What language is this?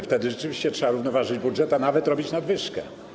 Polish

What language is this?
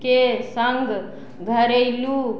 Maithili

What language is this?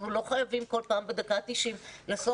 Hebrew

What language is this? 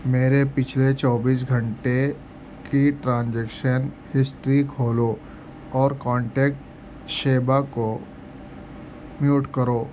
Urdu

